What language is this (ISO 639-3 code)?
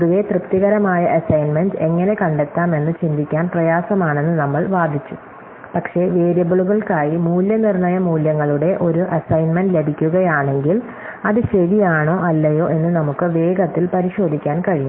mal